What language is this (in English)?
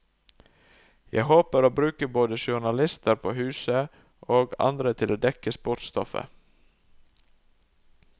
Norwegian